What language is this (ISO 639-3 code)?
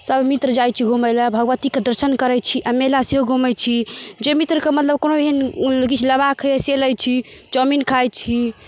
mai